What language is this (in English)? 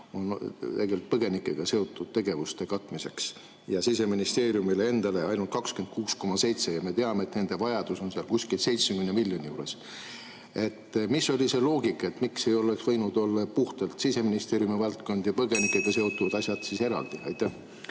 Estonian